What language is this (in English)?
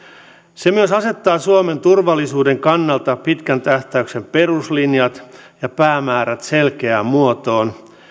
Finnish